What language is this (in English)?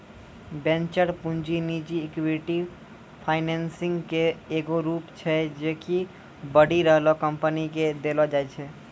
Maithili